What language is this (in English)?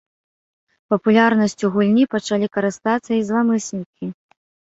Belarusian